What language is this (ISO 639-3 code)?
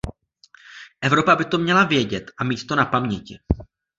ces